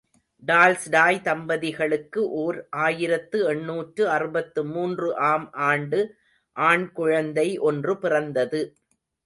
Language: Tamil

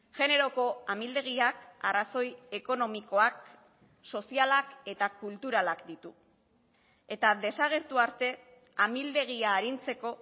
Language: Basque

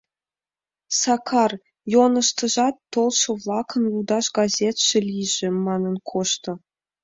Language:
Mari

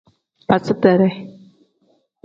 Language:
Tem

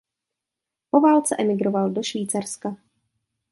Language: Czech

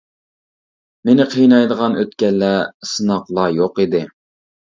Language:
Uyghur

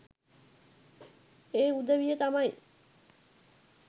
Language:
Sinhala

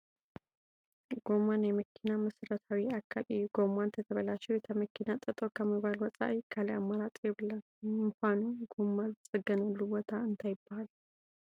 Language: Tigrinya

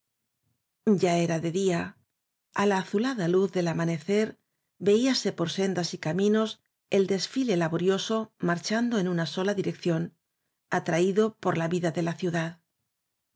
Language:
Spanish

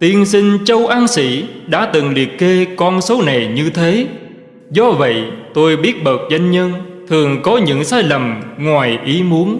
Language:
Vietnamese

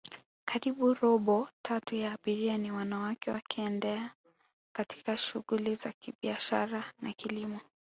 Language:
Swahili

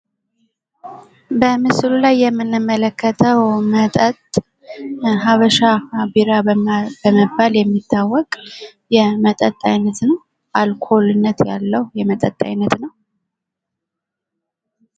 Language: Amharic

